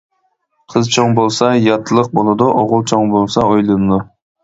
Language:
Uyghur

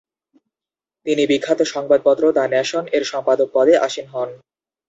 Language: Bangla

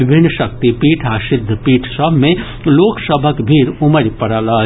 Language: Maithili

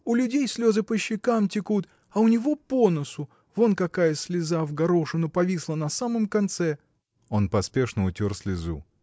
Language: Russian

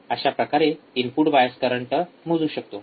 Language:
Marathi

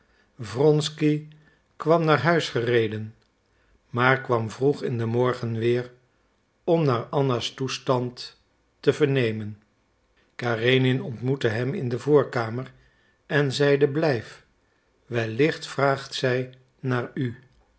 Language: Dutch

